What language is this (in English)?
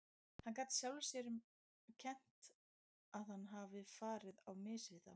Icelandic